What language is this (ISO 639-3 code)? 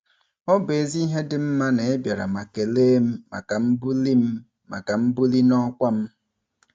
ibo